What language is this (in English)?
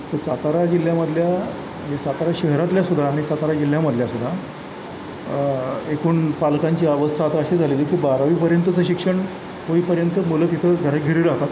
Marathi